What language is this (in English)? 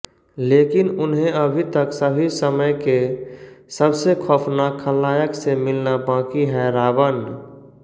Hindi